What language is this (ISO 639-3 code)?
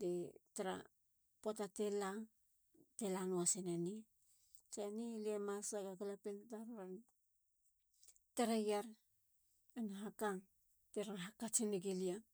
hla